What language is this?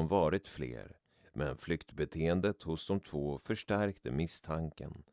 Swedish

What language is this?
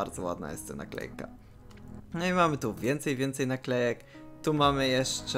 Polish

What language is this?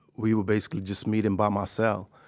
English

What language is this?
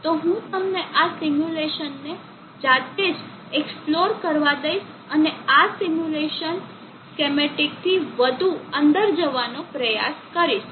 Gujarati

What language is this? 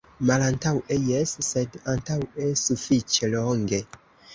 Esperanto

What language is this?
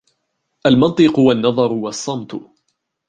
Arabic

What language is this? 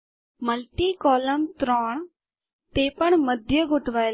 Gujarati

